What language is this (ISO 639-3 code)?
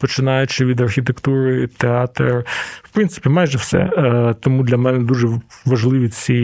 ukr